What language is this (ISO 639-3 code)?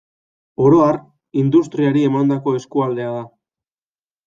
eus